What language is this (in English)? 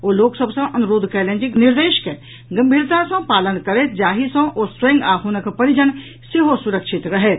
Maithili